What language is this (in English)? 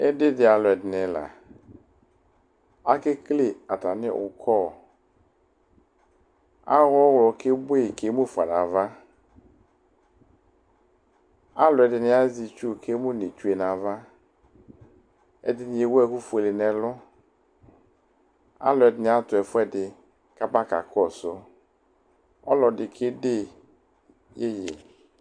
Ikposo